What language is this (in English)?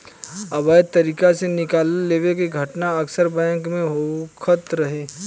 Bhojpuri